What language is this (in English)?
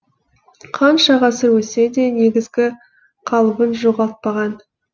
Kazakh